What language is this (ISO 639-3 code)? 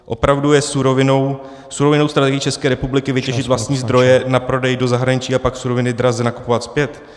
ces